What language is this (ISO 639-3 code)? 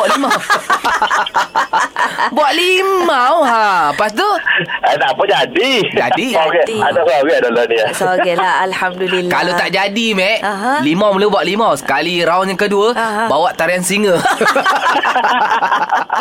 msa